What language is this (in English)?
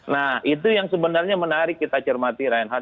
Indonesian